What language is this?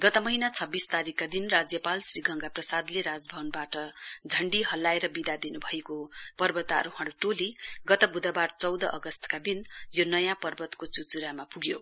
Nepali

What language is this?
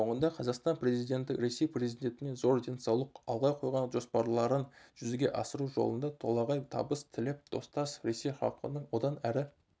Kazakh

